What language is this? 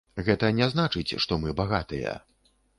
Belarusian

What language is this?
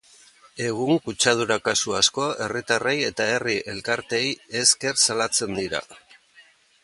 Basque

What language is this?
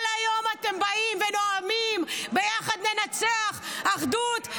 Hebrew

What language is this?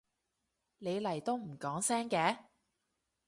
Cantonese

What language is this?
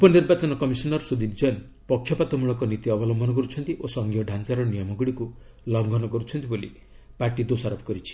Odia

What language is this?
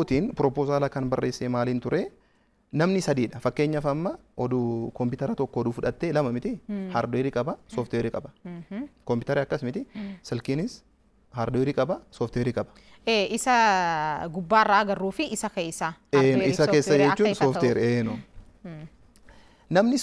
Arabic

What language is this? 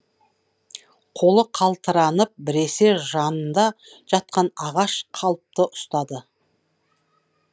Kazakh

